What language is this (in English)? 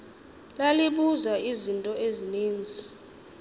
Xhosa